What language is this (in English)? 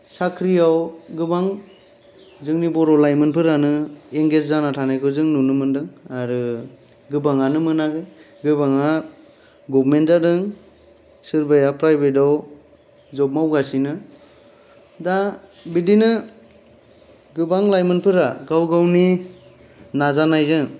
Bodo